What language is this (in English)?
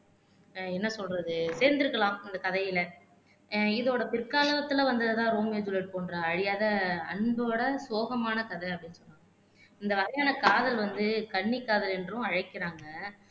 Tamil